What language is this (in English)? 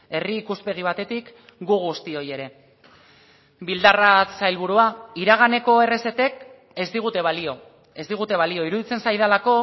Basque